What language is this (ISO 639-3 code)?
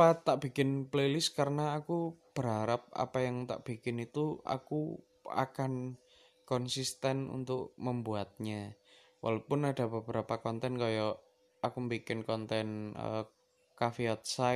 ind